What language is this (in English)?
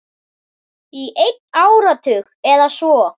Icelandic